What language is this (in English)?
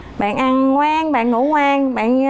Vietnamese